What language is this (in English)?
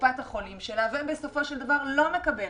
Hebrew